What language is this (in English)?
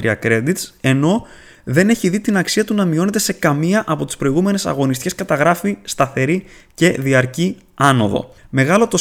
Greek